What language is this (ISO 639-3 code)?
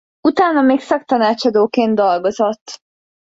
hun